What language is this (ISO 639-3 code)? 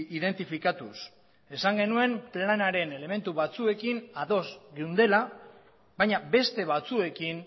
eus